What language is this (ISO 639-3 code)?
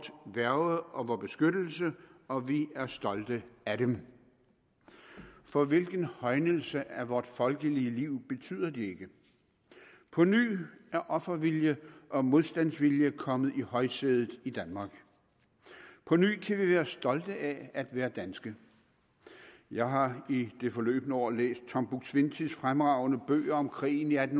dan